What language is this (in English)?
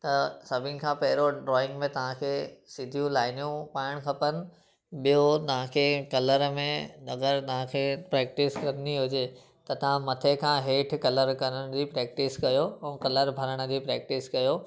Sindhi